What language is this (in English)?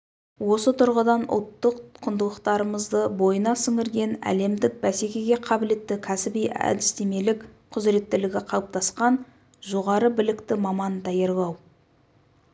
Kazakh